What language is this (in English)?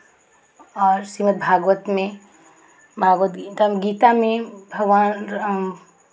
Hindi